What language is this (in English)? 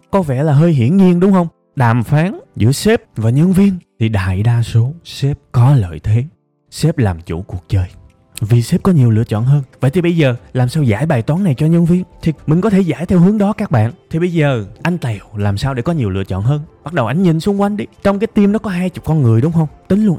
Vietnamese